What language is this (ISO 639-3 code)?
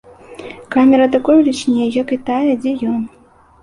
bel